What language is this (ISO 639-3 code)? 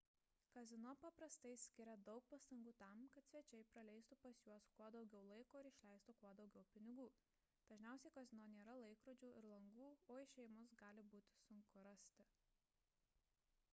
lit